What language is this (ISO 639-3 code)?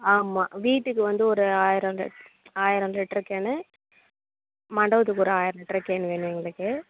tam